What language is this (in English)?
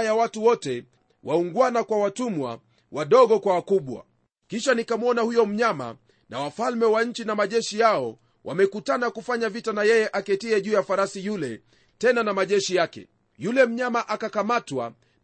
Swahili